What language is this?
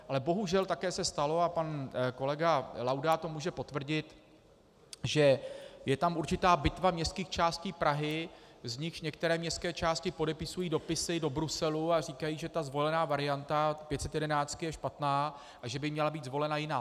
Czech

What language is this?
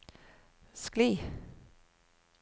Norwegian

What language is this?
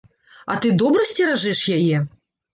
Belarusian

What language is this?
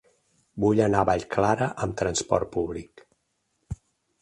Catalan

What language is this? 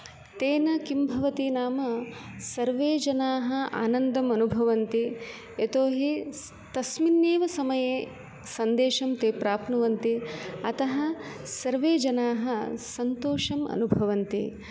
Sanskrit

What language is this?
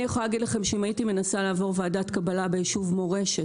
Hebrew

